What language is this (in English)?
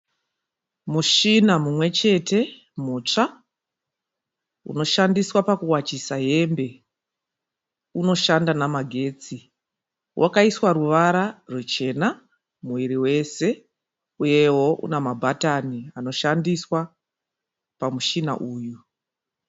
Shona